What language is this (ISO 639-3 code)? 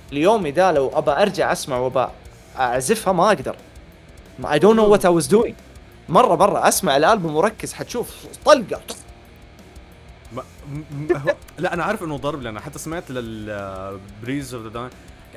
ara